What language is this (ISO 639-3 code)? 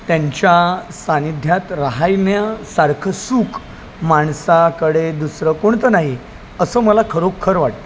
mar